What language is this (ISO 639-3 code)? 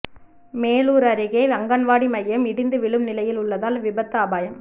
tam